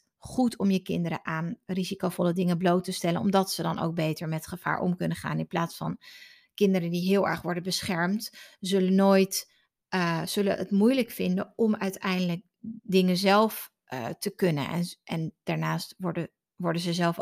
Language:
Dutch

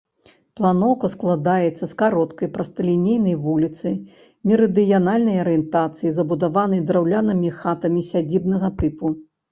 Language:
Belarusian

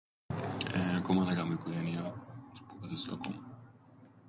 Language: Greek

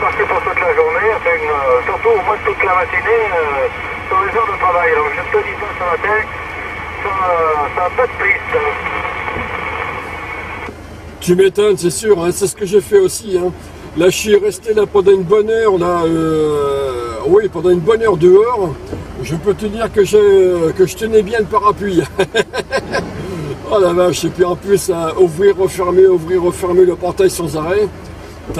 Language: French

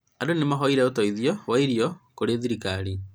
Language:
Kikuyu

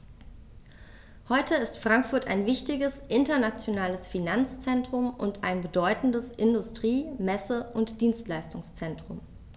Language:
German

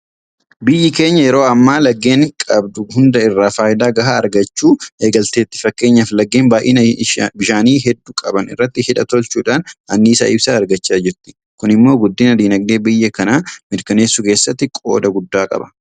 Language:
Oromo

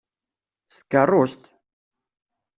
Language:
Kabyle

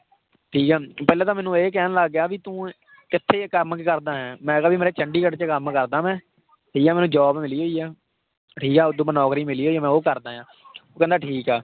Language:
Punjabi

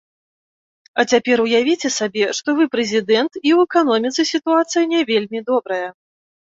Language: Belarusian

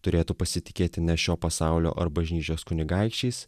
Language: Lithuanian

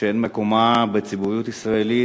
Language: Hebrew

